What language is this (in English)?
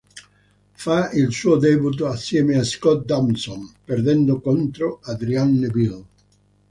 Italian